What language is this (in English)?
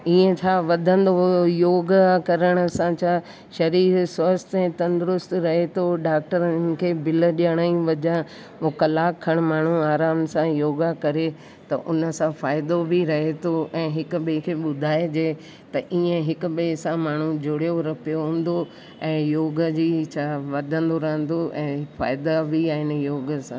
Sindhi